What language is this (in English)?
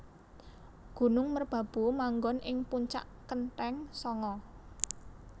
Javanese